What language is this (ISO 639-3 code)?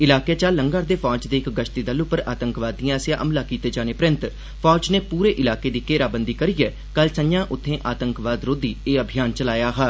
doi